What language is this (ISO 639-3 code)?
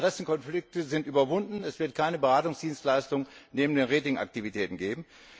deu